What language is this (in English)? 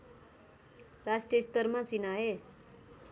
Nepali